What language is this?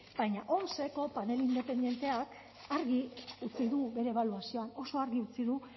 Basque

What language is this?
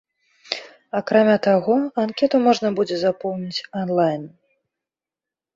Belarusian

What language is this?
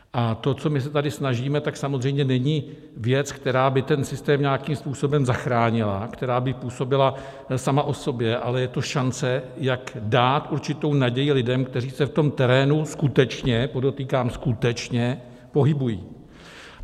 Czech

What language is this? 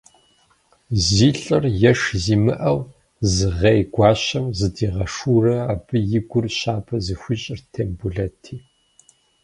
Kabardian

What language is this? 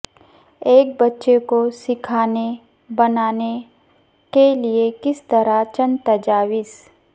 Urdu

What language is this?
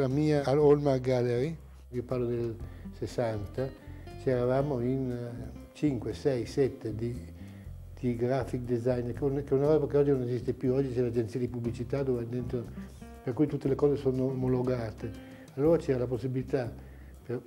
Italian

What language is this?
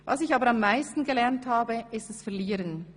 Swiss German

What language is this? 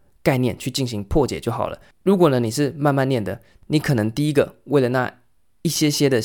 Chinese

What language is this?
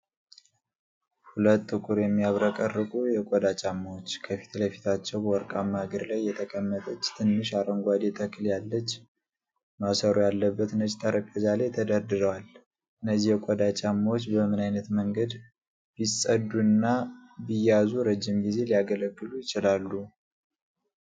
Amharic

